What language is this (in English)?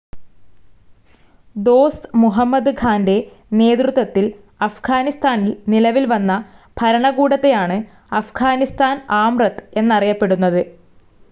Malayalam